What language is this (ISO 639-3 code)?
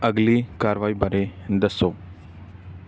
pan